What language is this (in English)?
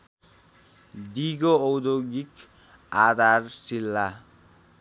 Nepali